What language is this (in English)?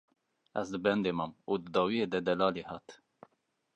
Kurdish